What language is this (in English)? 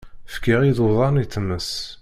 Kabyle